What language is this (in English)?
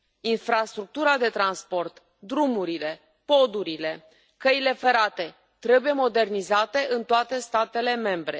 Romanian